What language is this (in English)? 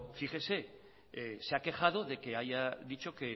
Spanish